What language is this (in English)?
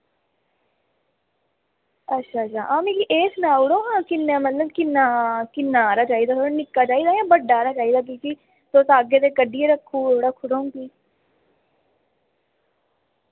Dogri